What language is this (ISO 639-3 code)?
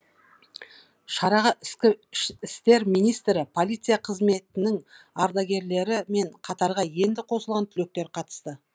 kaz